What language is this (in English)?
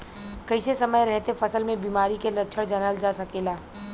Bhojpuri